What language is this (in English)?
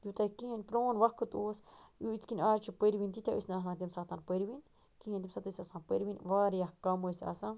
Kashmiri